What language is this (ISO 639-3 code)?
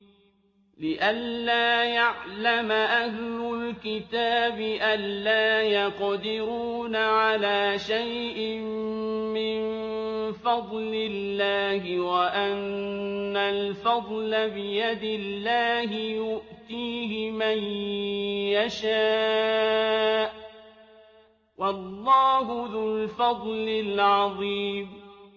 ara